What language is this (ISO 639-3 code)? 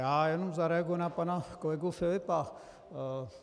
ces